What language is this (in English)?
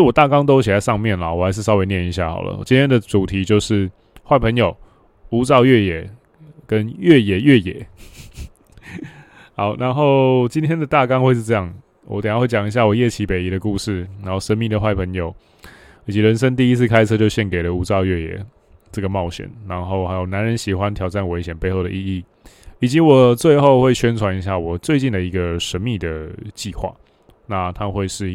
Chinese